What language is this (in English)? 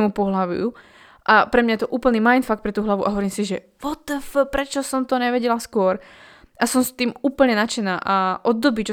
Slovak